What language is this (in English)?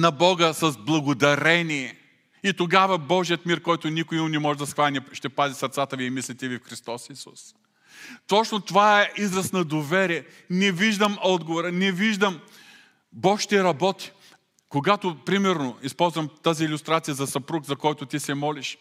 Bulgarian